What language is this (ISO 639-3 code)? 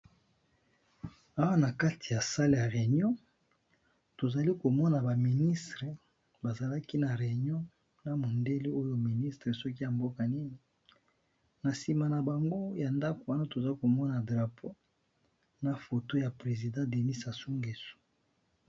lin